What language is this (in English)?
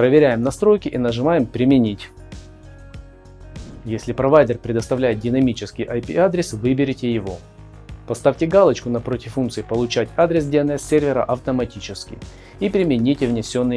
Russian